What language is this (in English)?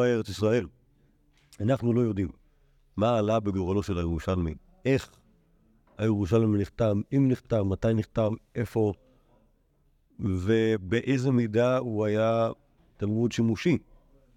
Hebrew